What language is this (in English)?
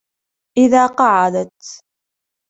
Arabic